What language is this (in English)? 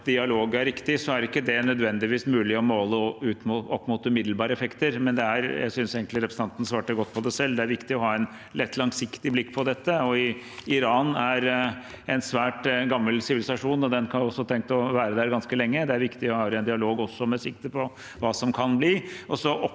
Norwegian